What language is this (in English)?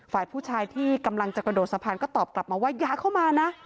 Thai